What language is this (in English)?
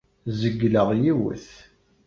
Kabyle